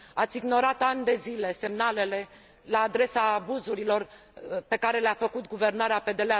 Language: Romanian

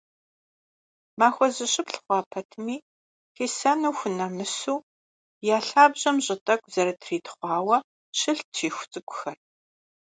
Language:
Kabardian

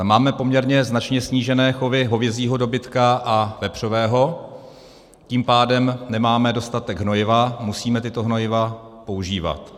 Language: Czech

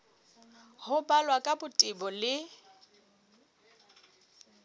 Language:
Southern Sotho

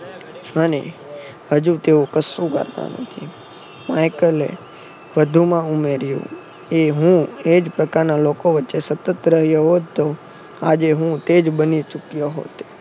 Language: Gujarati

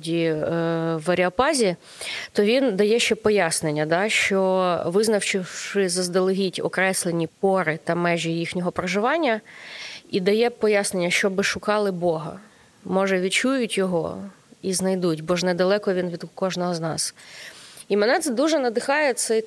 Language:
Ukrainian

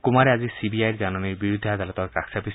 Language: Assamese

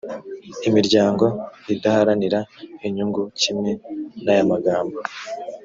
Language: Kinyarwanda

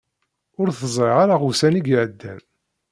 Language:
Kabyle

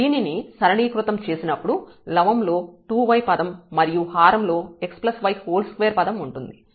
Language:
Telugu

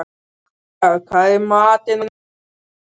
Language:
Icelandic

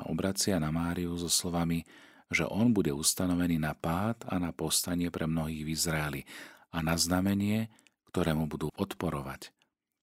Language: Slovak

